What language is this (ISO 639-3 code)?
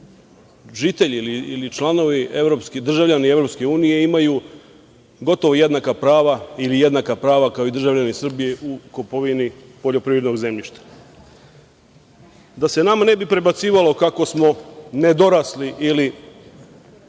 srp